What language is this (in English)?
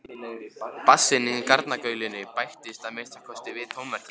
Icelandic